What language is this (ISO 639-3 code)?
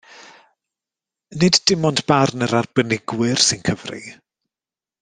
cym